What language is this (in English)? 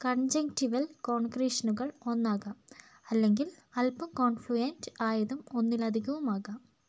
Malayalam